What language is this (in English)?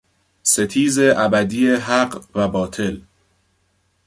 Persian